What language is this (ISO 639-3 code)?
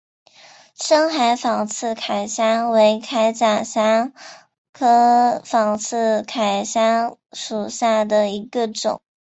zho